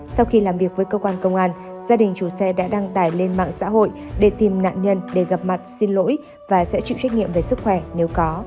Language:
Vietnamese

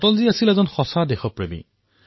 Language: Assamese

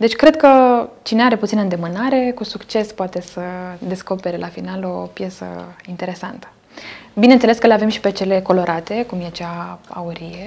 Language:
Romanian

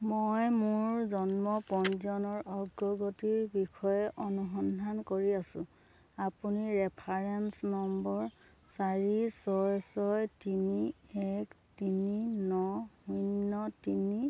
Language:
Assamese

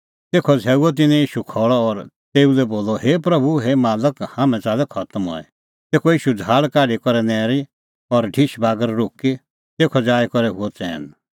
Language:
Kullu Pahari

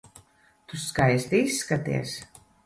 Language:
Latvian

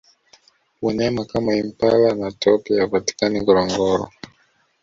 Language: Swahili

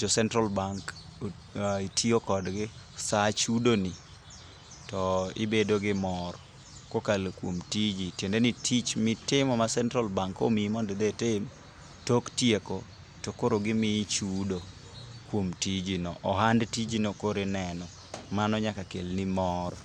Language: Luo (Kenya and Tanzania)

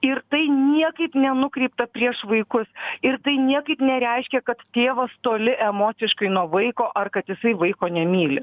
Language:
Lithuanian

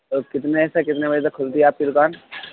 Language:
Urdu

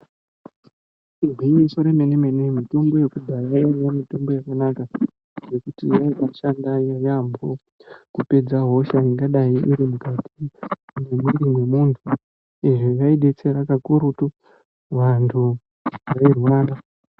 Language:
Ndau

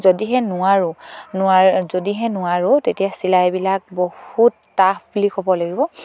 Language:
Assamese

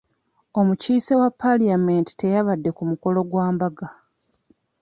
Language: Ganda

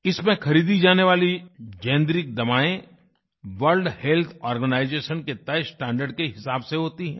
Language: Hindi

